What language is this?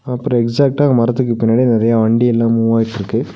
Tamil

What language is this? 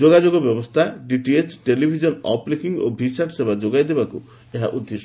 Odia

